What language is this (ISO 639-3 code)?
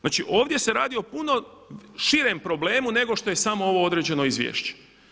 hrv